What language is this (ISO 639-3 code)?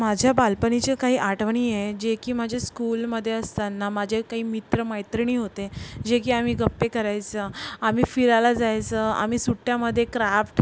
mar